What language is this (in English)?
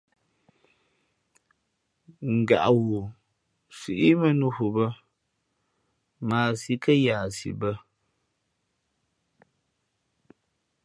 Fe'fe'